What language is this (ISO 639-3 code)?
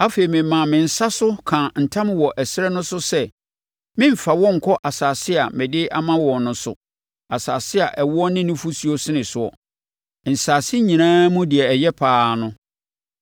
aka